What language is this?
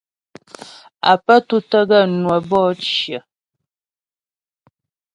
Ghomala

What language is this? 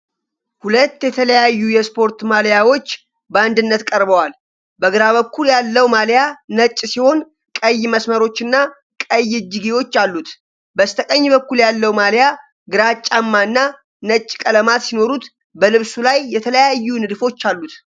Amharic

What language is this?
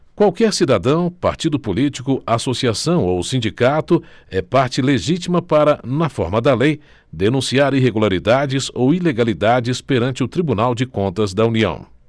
Portuguese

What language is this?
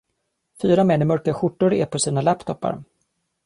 Swedish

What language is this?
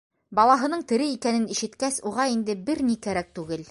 Bashkir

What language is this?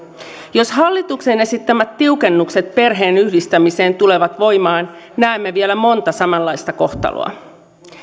Finnish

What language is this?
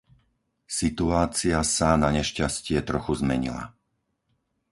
Slovak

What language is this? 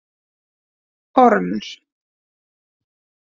Icelandic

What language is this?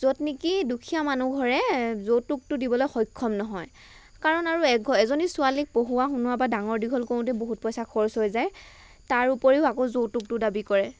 Assamese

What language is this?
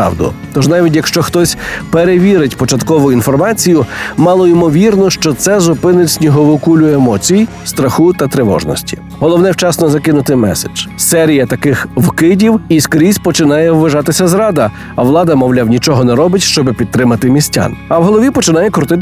Ukrainian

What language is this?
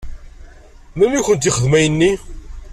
Kabyle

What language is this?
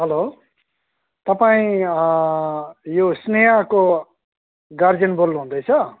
Nepali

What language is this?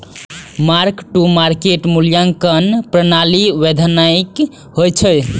Maithili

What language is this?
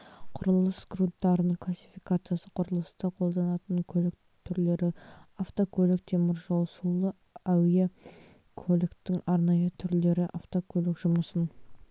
Kazakh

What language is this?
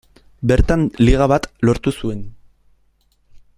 Basque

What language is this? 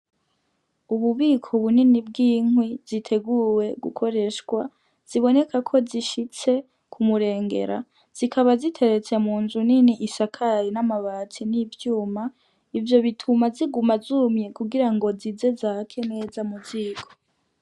Rundi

